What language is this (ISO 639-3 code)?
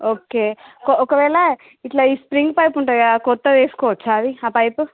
tel